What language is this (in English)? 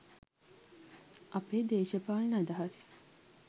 Sinhala